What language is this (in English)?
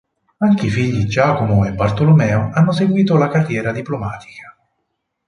Italian